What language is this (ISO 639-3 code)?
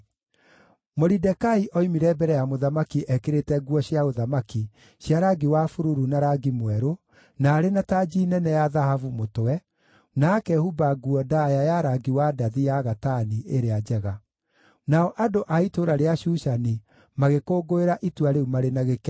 kik